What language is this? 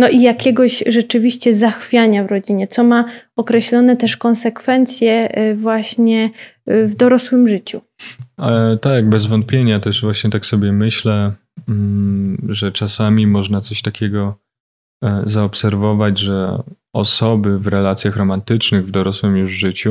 Polish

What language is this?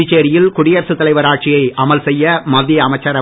Tamil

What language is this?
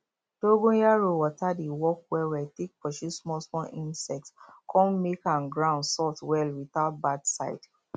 Nigerian Pidgin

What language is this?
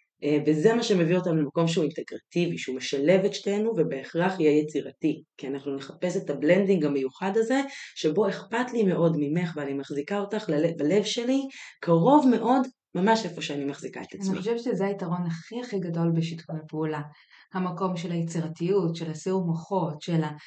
Hebrew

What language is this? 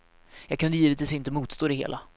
Swedish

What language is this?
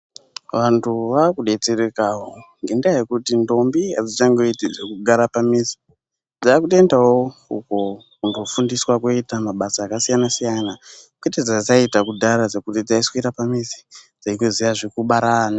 Ndau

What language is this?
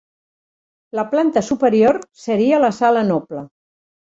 Catalan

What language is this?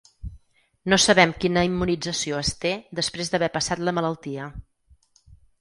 Catalan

